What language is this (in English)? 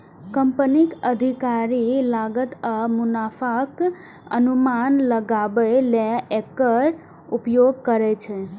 Maithili